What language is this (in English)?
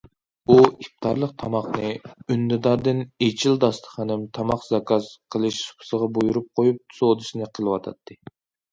Uyghur